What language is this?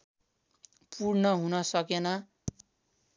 Nepali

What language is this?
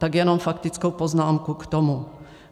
Czech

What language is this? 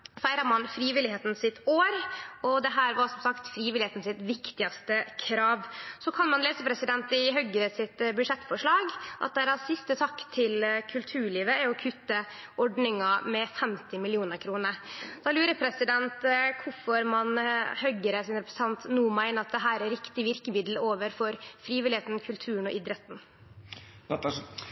Norwegian Nynorsk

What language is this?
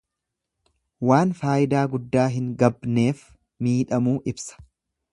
Oromo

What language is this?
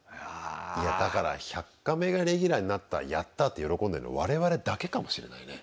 Japanese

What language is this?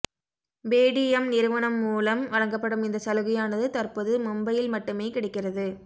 Tamil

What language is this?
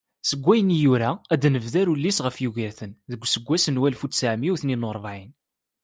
Kabyle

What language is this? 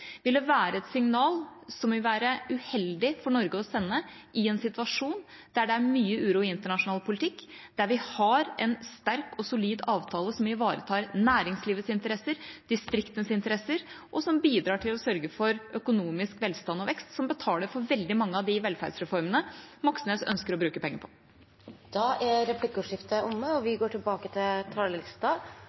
Norwegian Bokmål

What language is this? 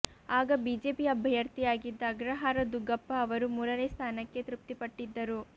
Kannada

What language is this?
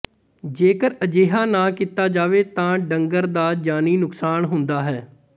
Punjabi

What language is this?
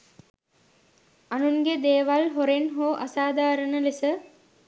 Sinhala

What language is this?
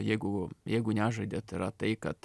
Lithuanian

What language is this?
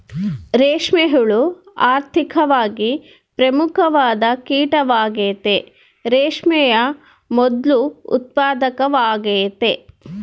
Kannada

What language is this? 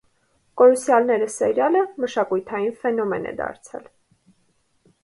Armenian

